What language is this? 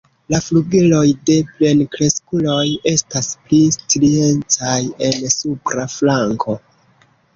Esperanto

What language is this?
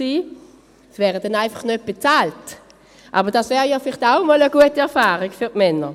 Swiss German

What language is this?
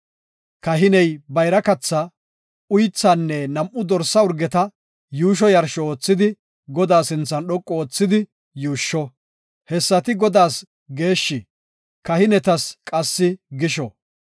Gofa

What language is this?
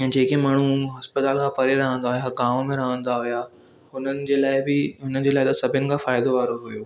Sindhi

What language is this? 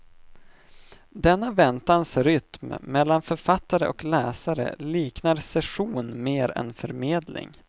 Swedish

